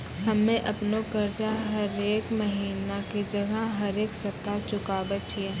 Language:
Maithili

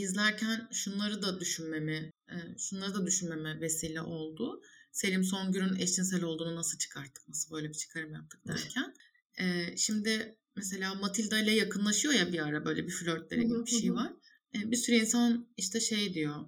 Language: Turkish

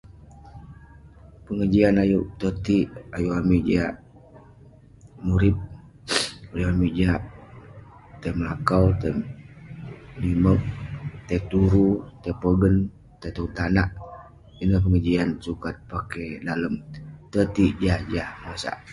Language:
Western Penan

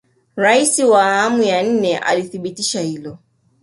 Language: Swahili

